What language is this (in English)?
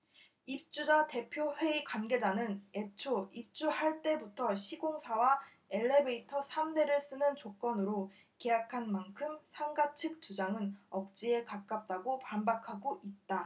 Korean